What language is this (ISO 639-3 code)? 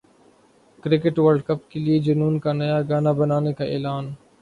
urd